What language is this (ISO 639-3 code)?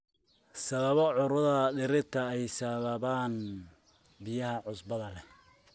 som